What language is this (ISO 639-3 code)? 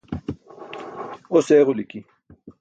bsk